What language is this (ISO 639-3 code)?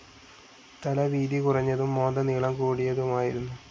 mal